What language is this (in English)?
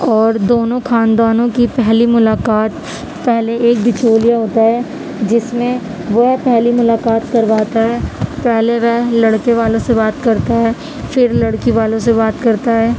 Urdu